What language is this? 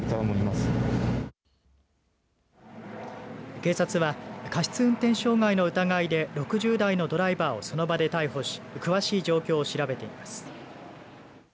Japanese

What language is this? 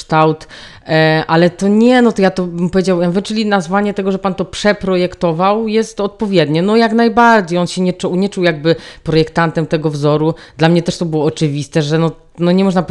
Polish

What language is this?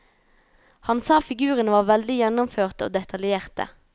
Norwegian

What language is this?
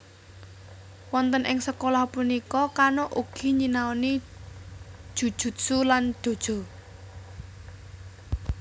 Javanese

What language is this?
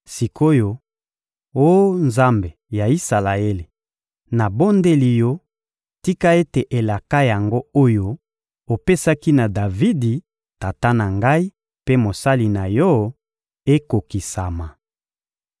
Lingala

